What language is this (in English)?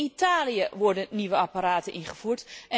Dutch